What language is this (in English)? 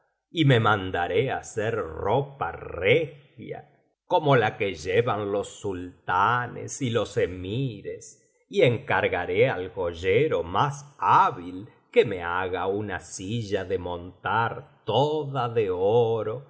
Spanish